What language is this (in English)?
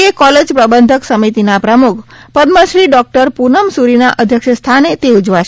Gujarati